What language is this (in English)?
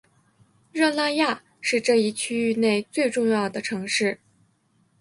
Chinese